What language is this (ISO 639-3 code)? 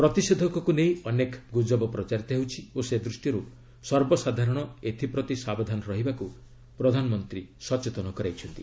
ori